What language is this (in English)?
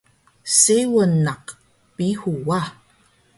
Taroko